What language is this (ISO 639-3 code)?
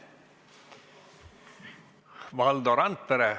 est